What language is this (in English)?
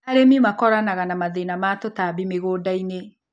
Kikuyu